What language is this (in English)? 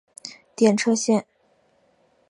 Chinese